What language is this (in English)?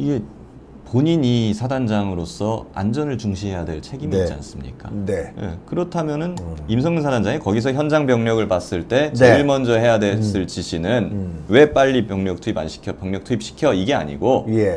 Korean